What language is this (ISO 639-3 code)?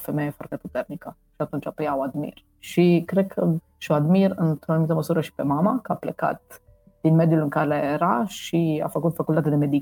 ron